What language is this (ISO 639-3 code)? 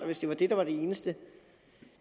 dan